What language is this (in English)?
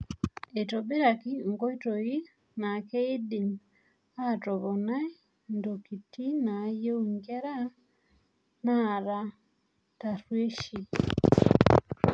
Masai